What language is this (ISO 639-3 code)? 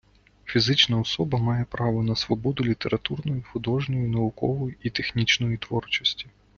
ukr